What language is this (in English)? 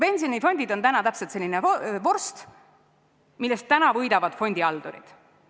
Estonian